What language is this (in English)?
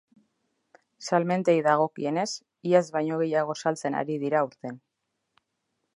Basque